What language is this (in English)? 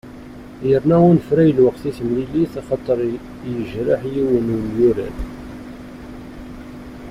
Kabyle